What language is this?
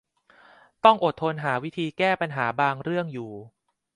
Thai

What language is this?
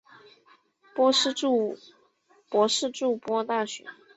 Chinese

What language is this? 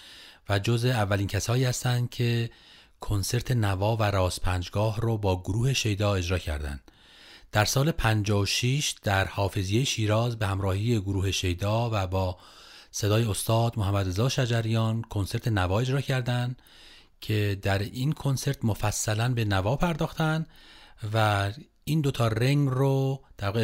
Persian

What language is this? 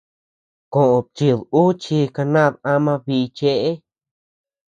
Tepeuxila Cuicatec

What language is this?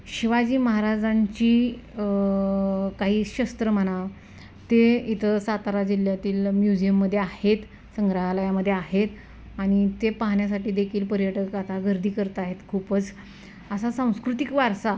Marathi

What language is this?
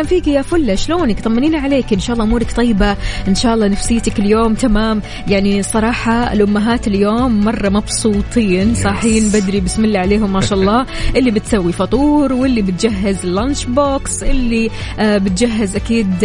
Arabic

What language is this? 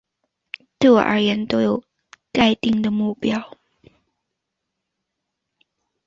Chinese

